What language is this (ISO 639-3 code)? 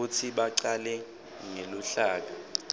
ssw